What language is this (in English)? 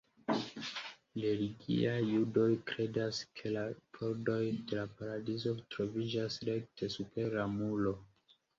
Esperanto